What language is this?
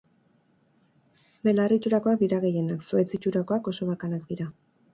Basque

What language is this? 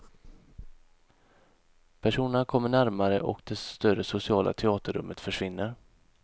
Swedish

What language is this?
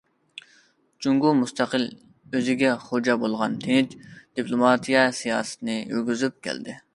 Uyghur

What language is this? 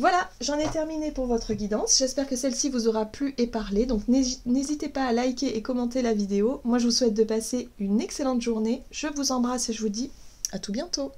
French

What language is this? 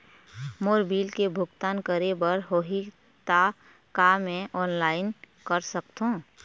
Chhattisgarhi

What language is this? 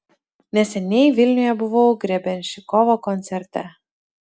Lithuanian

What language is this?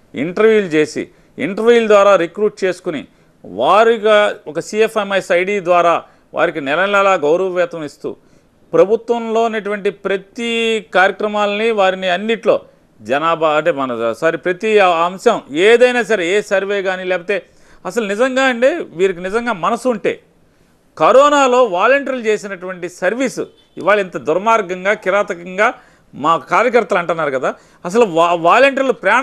Telugu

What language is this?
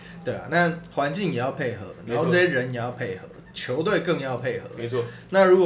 Chinese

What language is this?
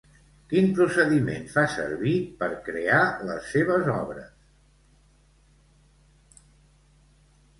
Catalan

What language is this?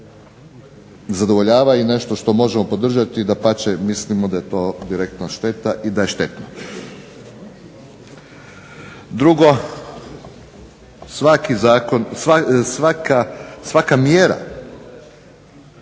Croatian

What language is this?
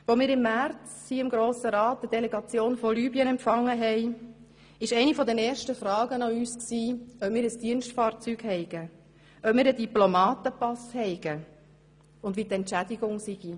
Swiss German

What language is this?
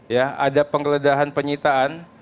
Indonesian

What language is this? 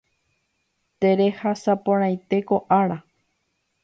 Guarani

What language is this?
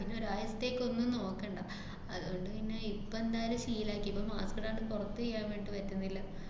Malayalam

